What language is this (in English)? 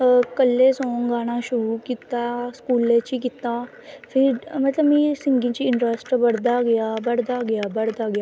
Dogri